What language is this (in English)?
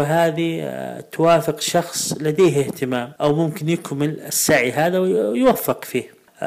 Arabic